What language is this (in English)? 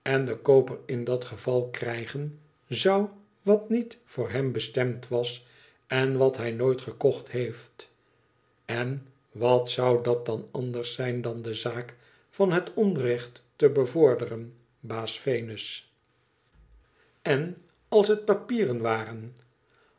Dutch